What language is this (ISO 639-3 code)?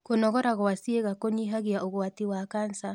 kik